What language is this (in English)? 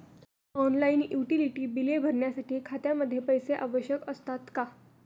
Marathi